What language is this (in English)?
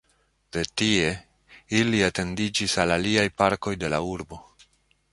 Esperanto